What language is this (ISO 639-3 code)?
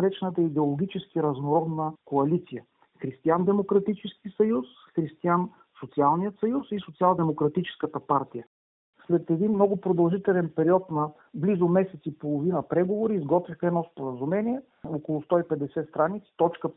bul